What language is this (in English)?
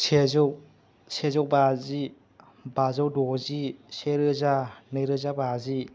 Bodo